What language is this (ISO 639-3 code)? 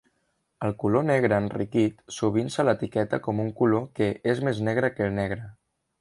cat